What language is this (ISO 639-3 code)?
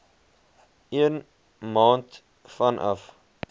afr